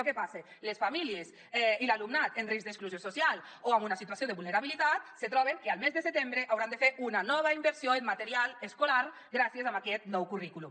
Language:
Catalan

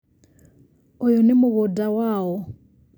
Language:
Kikuyu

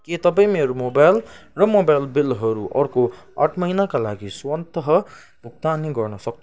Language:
Nepali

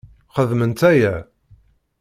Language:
Kabyle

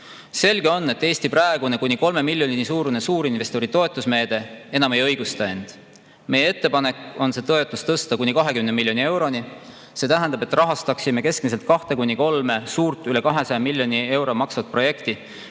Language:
Estonian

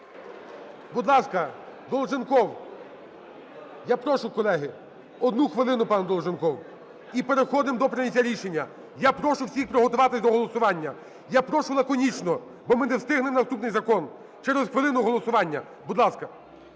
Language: Ukrainian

